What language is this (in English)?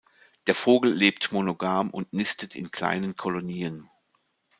German